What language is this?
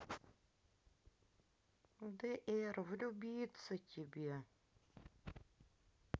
Russian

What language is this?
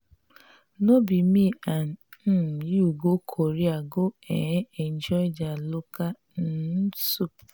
Nigerian Pidgin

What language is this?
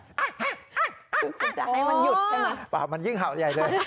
Thai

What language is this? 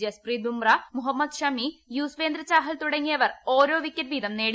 Malayalam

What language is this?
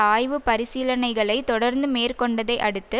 Tamil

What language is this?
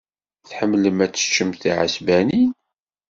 Kabyle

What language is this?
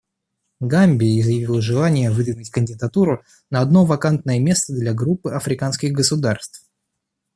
Russian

